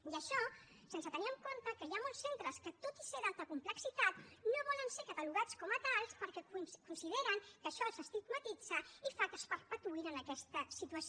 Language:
Catalan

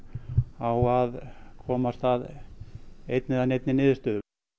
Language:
Icelandic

